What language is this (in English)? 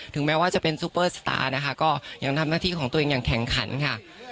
Thai